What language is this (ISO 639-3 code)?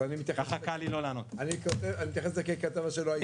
heb